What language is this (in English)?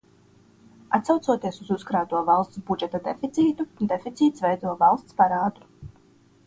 Latvian